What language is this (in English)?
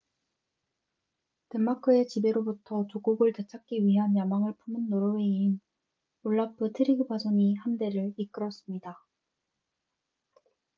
Korean